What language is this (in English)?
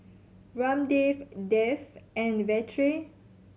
English